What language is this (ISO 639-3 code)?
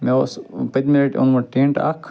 kas